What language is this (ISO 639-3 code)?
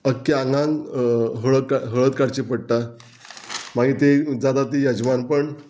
kok